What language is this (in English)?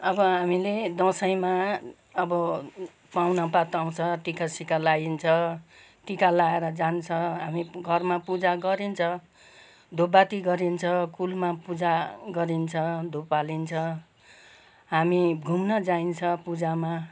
Nepali